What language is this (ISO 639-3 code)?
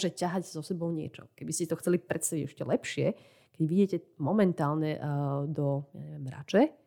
slk